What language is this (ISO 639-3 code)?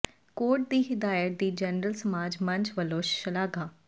pan